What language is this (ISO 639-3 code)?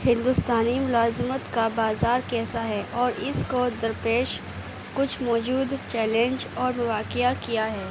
urd